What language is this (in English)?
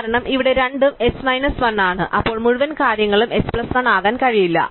Malayalam